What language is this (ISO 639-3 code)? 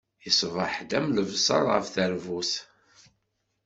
kab